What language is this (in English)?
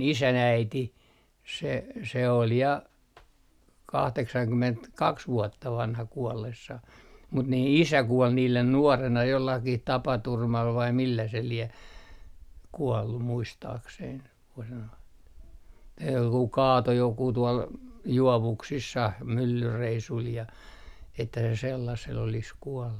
Finnish